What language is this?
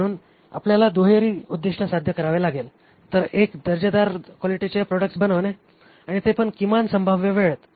Marathi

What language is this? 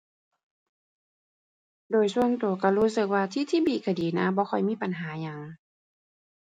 Thai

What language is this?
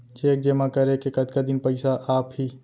Chhattisgarhi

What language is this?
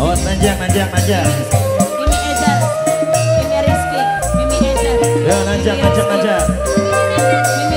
Indonesian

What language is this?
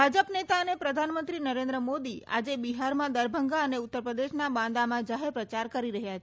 Gujarati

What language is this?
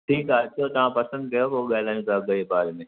Sindhi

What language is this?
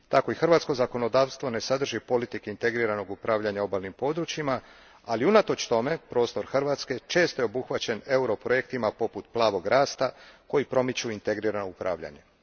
Croatian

